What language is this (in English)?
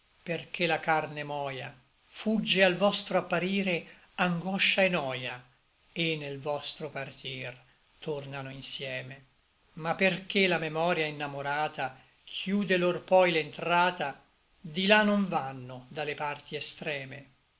Italian